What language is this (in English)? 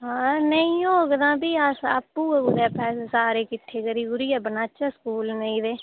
Dogri